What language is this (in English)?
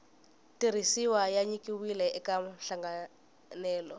Tsonga